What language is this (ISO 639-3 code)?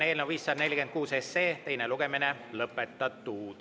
est